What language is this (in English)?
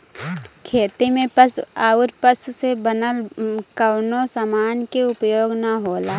Bhojpuri